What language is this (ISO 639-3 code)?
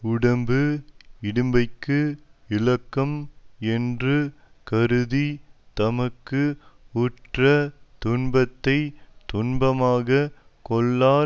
tam